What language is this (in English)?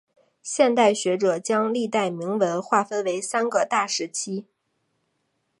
Chinese